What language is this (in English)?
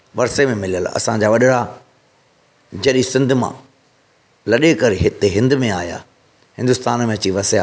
Sindhi